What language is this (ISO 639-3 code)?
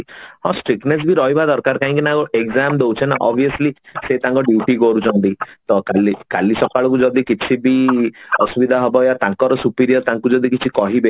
ori